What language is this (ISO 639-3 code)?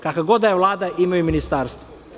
srp